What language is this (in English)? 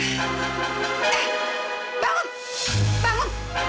Indonesian